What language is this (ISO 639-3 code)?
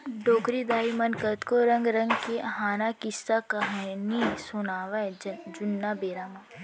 hne